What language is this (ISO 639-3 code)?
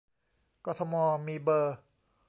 tha